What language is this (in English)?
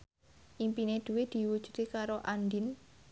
Javanese